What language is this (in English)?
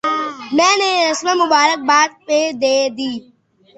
Urdu